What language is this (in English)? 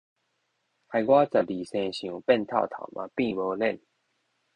Min Nan Chinese